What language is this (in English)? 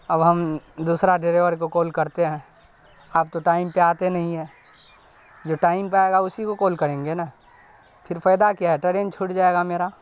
Urdu